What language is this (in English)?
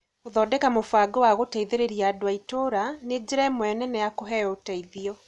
Kikuyu